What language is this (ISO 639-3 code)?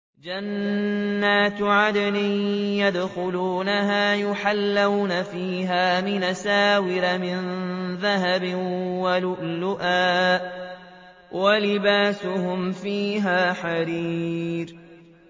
ara